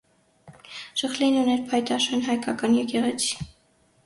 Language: Armenian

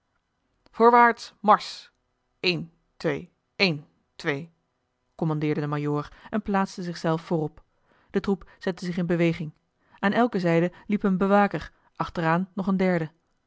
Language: Dutch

